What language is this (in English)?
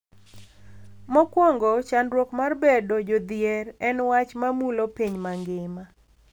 Luo (Kenya and Tanzania)